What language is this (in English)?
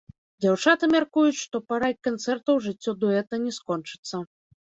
Belarusian